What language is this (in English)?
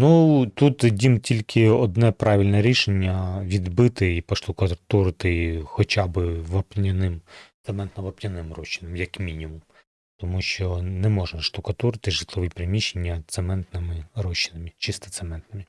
Ukrainian